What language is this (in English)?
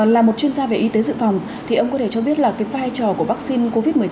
Vietnamese